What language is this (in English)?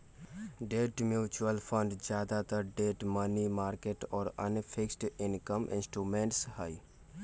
Magahi